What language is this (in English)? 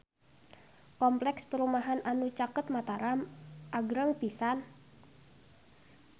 Sundanese